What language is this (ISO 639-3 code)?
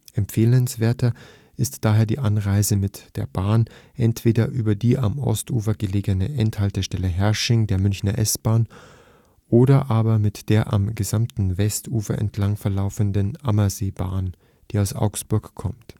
deu